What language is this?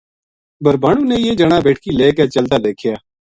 Gujari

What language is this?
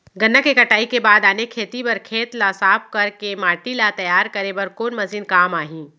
Chhattisgarhi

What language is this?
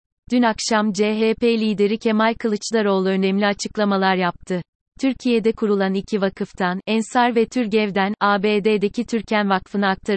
Turkish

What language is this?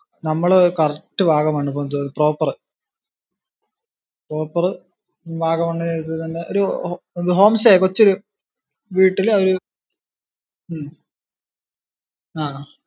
Malayalam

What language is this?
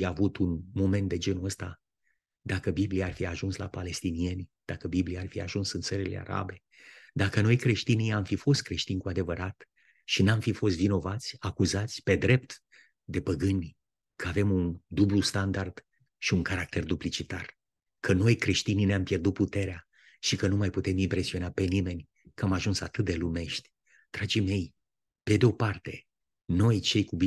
Romanian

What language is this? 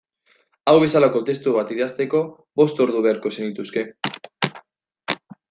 Basque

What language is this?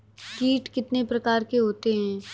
Hindi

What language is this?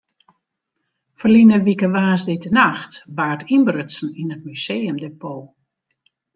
Western Frisian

